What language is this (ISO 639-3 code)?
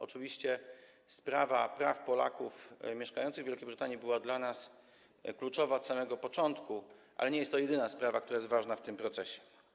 pol